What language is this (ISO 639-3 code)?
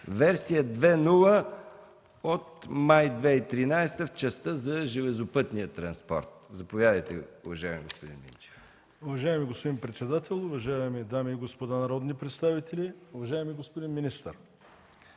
bul